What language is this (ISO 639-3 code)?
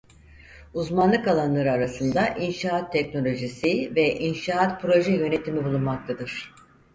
tur